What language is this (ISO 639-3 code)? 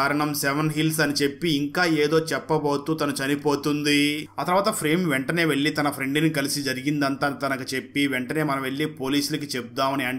tel